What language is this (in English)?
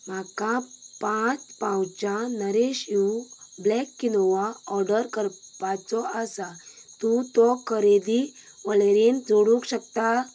Konkani